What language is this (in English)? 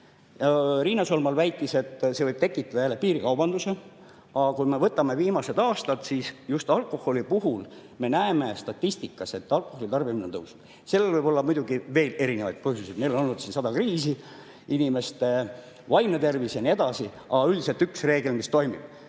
Estonian